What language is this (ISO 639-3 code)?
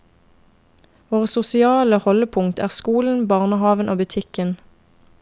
nor